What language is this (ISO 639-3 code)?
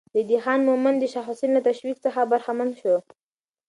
pus